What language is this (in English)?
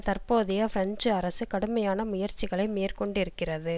Tamil